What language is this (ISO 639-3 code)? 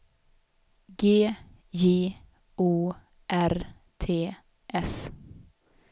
swe